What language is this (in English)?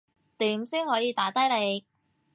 Cantonese